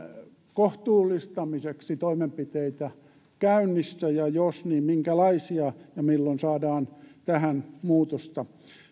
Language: Finnish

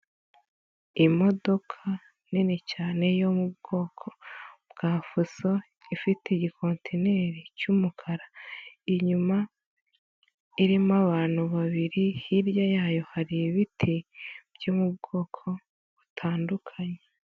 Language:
Kinyarwanda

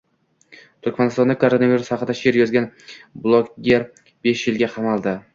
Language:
Uzbek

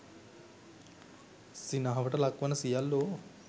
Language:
Sinhala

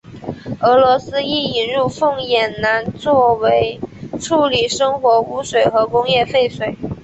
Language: Chinese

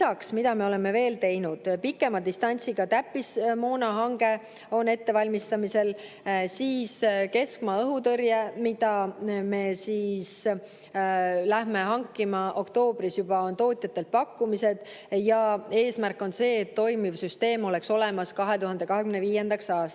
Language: Estonian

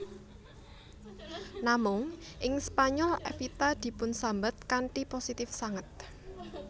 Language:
Javanese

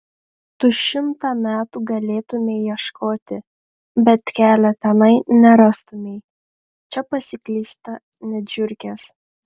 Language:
Lithuanian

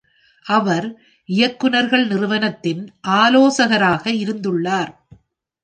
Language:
Tamil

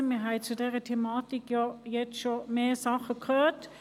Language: Swiss German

